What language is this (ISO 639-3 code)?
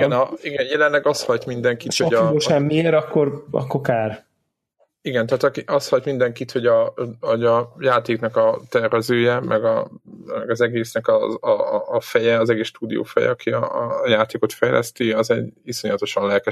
hun